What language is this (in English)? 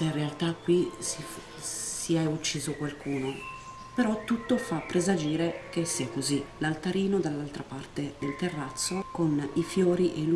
Italian